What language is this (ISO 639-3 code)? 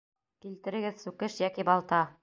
bak